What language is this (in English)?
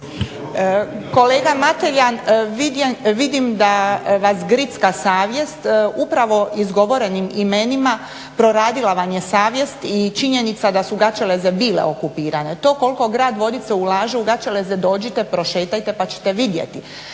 Croatian